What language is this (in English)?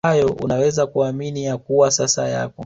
Swahili